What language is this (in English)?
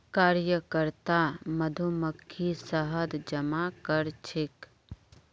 Magahi